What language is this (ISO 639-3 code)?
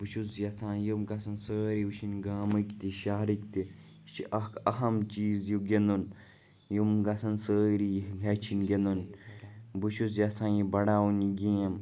kas